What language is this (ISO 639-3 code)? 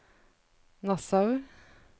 nor